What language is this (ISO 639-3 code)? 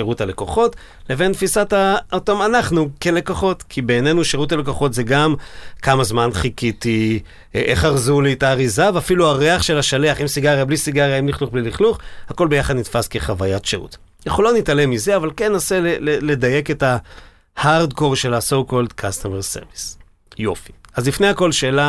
heb